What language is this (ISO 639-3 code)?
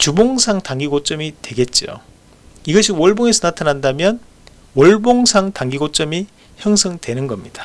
kor